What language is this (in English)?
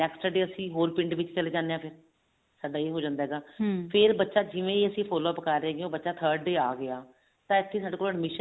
Punjabi